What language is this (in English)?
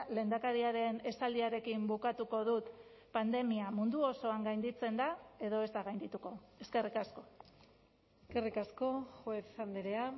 Basque